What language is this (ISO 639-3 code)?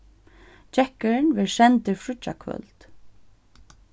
fao